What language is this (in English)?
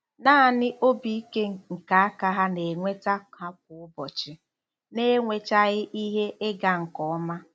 Igbo